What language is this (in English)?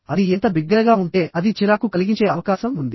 Telugu